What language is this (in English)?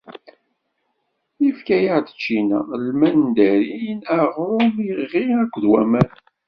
Kabyle